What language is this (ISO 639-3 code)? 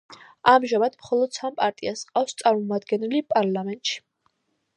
kat